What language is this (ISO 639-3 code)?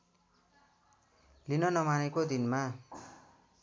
nep